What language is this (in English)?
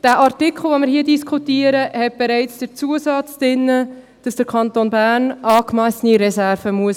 Swiss German